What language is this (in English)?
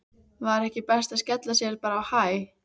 Icelandic